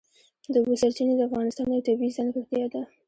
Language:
Pashto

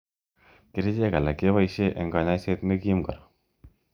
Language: Kalenjin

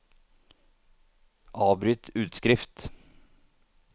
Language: Norwegian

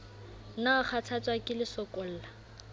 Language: Southern Sotho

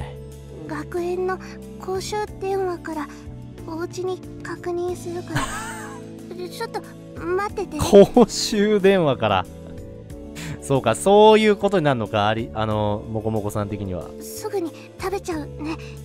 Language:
Japanese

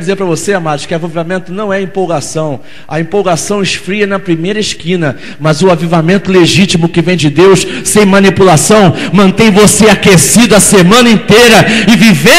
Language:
Portuguese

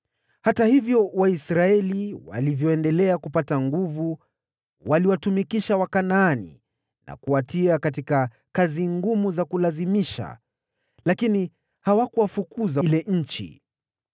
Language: Swahili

